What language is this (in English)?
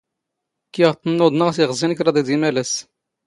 Standard Moroccan Tamazight